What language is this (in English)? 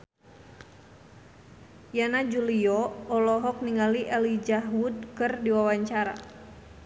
Sundanese